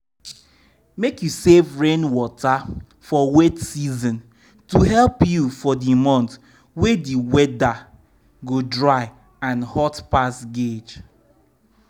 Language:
Nigerian Pidgin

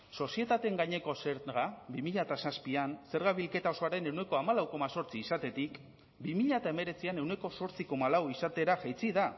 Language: Basque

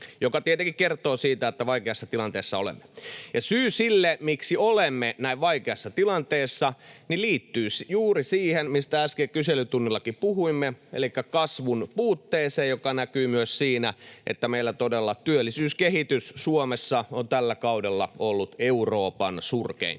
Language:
Finnish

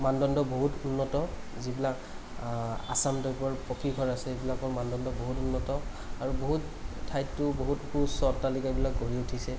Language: Assamese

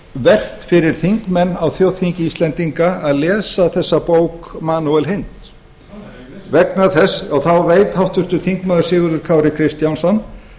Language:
Icelandic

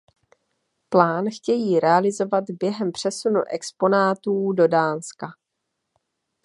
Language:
Czech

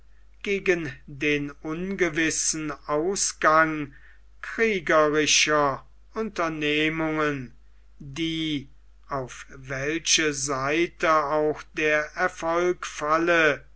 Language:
German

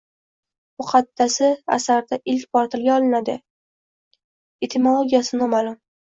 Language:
Uzbek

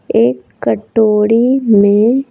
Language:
Hindi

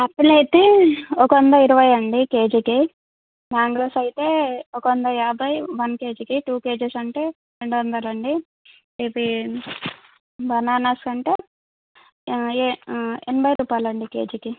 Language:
Telugu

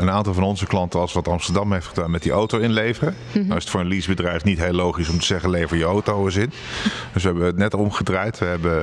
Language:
Dutch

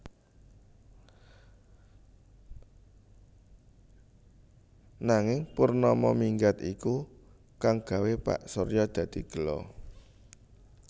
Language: Javanese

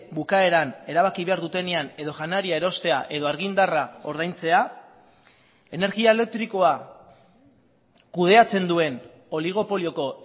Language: Basque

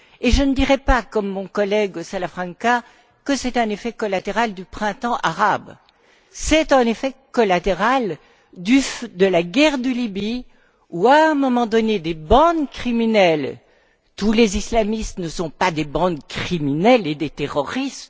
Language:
French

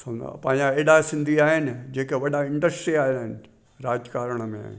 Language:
Sindhi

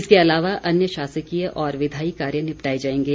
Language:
Hindi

